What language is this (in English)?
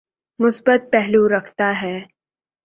Urdu